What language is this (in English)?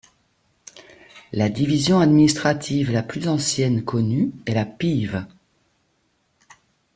French